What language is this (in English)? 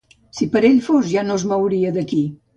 Catalan